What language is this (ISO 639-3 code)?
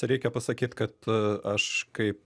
lit